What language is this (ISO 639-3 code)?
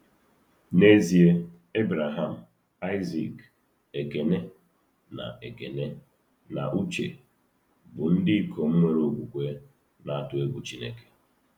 ibo